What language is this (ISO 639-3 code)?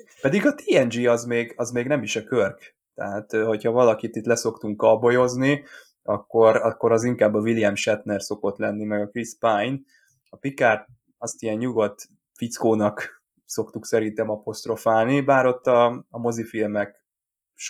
hun